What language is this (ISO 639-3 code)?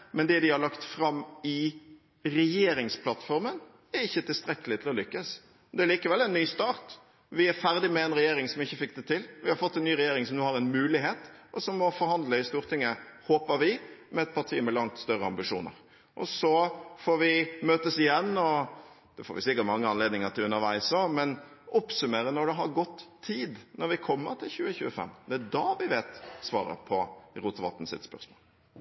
nob